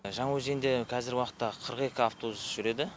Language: Kazakh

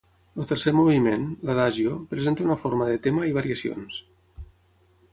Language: Catalan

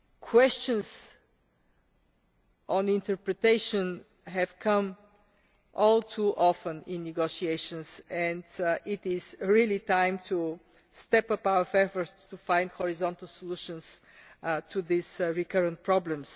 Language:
English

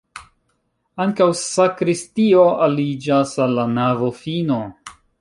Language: Esperanto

